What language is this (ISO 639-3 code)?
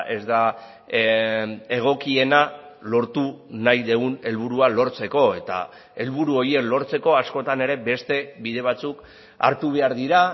eus